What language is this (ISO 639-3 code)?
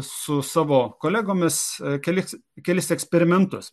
lit